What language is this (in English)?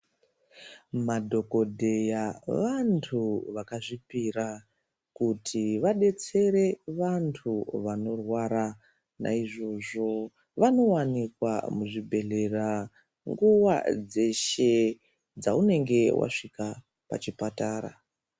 Ndau